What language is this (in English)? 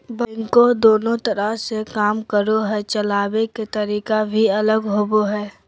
Magahi